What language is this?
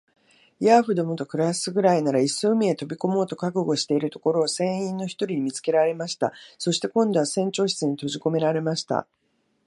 Japanese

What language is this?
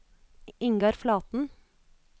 Norwegian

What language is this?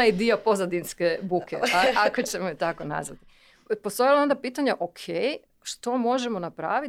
Croatian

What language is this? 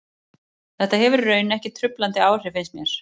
Icelandic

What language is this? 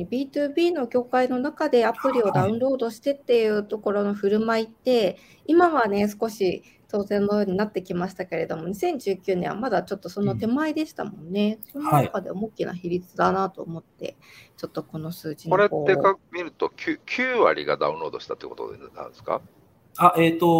Japanese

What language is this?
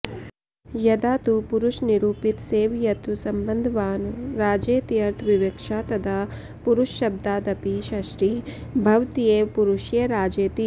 Sanskrit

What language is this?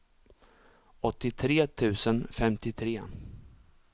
Swedish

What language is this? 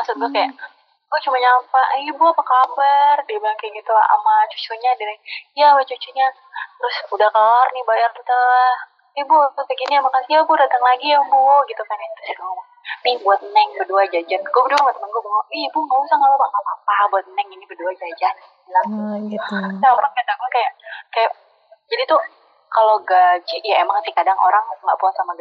Indonesian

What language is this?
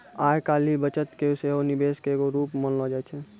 Maithili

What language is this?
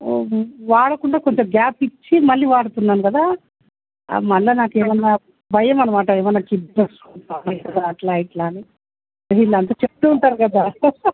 Telugu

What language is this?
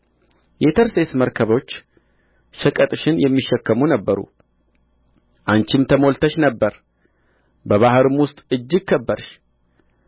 Amharic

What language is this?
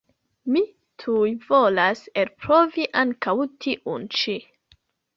Esperanto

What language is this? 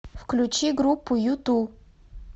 Russian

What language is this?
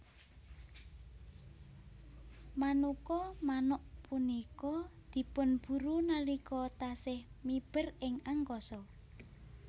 Javanese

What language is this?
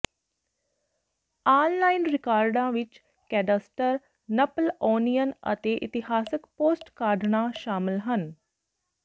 Punjabi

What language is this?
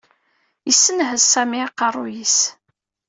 Kabyle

